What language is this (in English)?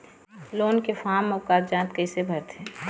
Chhattisgarhi